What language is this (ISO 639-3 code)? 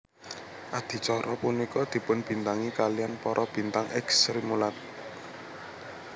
jav